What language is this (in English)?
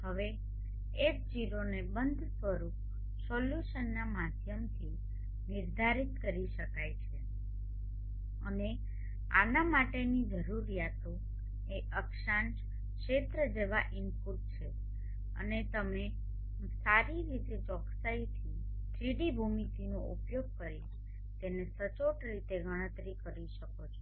Gujarati